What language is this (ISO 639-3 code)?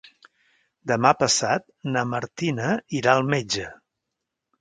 cat